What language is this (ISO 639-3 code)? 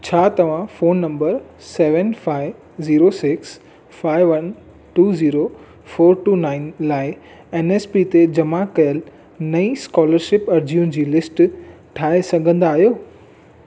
snd